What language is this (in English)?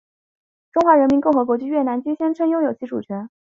Chinese